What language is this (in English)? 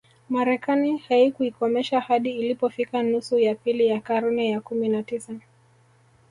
Swahili